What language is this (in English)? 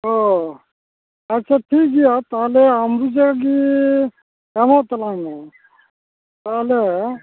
Santali